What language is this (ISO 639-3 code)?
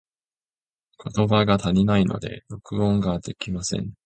jpn